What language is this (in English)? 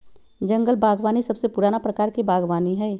Magahi